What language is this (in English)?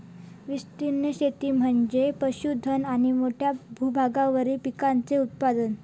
Marathi